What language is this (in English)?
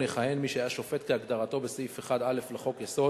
Hebrew